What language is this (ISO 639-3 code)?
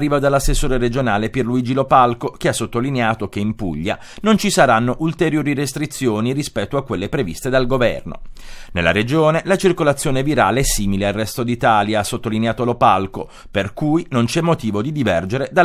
ita